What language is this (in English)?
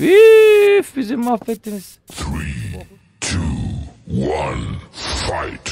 Turkish